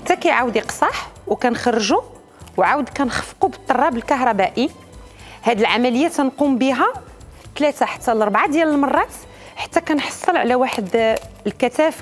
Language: Arabic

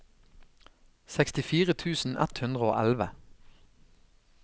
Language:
Norwegian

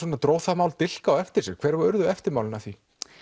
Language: Icelandic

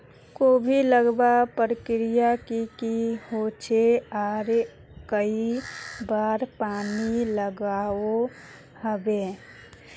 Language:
Magahi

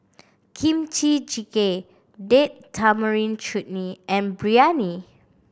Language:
English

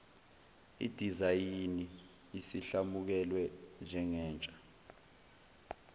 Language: Zulu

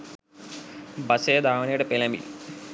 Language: Sinhala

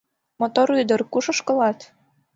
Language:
Mari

